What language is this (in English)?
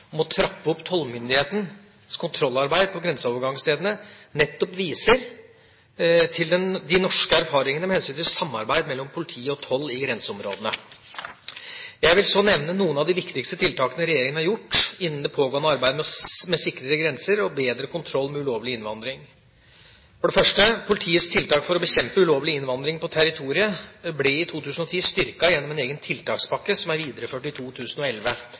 Norwegian Bokmål